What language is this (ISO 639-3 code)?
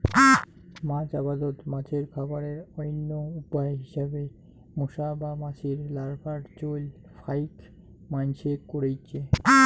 ben